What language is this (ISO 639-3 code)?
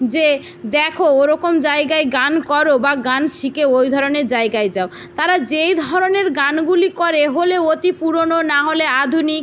ben